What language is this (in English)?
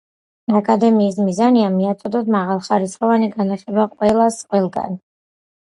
Georgian